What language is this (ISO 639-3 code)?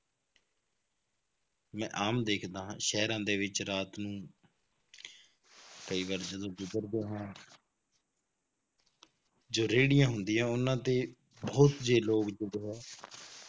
pan